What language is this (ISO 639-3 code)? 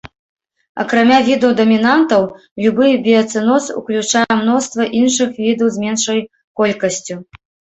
bel